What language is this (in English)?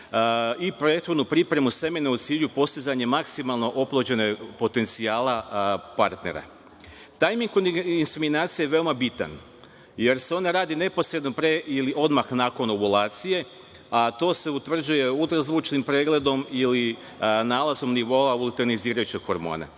Serbian